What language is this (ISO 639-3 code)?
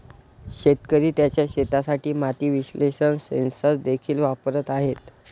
mar